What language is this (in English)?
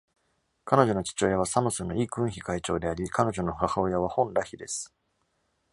Japanese